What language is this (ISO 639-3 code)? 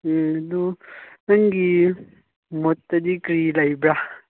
mni